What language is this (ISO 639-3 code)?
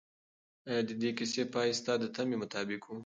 pus